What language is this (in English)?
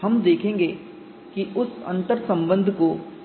Hindi